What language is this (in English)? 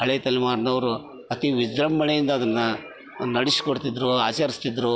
Kannada